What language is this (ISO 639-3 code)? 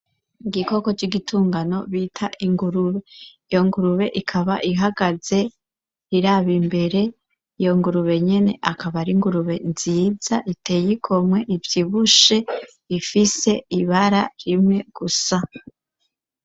run